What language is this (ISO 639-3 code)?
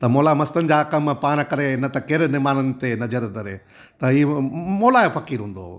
snd